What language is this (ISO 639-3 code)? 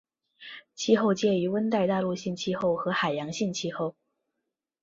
zho